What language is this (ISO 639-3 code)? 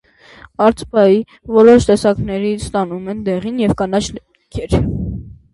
hye